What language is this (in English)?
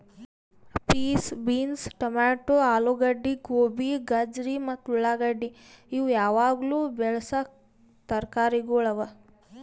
Kannada